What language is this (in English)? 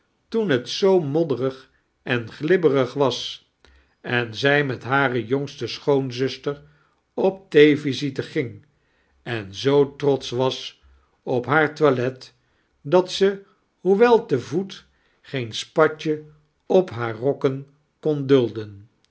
Dutch